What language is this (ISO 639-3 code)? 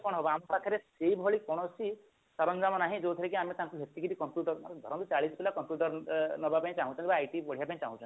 ori